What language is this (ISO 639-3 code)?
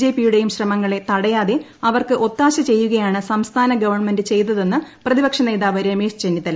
mal